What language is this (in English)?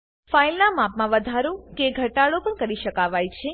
Gujarati